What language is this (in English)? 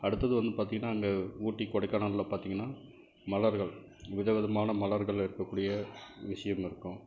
Tamil